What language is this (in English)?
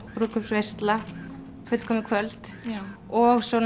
Icelandic